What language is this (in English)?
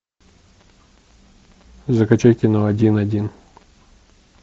Russian